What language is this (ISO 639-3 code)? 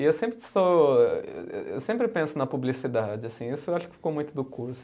por